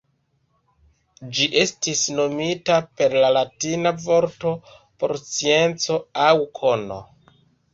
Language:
Esperanto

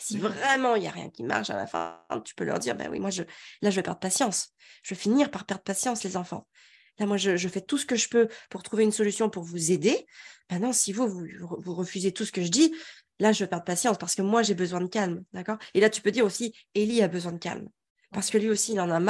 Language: French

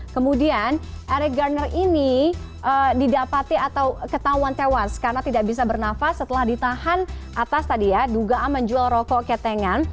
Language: Indonesian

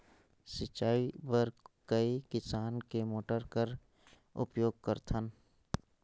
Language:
Chhattisgarhi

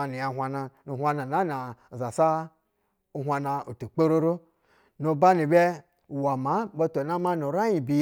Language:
Basa (Nigeria)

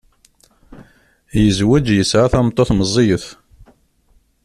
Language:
Kabyle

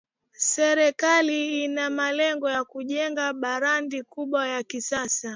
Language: Swahili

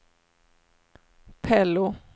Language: Swedish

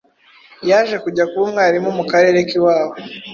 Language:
Kinyarwanda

